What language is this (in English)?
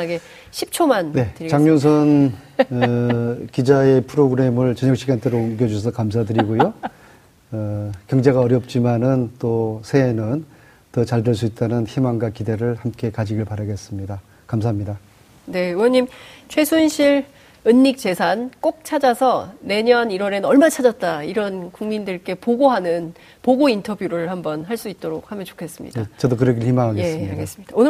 Korean